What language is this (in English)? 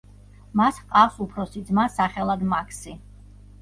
Georgian